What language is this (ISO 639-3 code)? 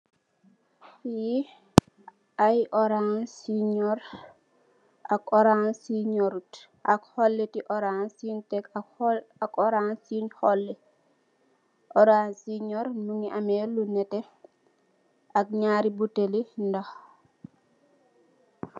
wol